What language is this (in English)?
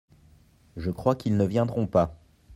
French